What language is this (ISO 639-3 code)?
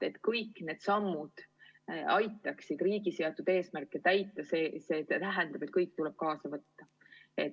est